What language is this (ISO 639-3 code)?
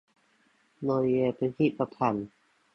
tha